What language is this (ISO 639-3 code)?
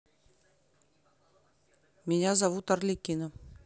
rus